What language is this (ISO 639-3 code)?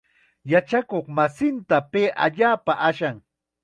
qxa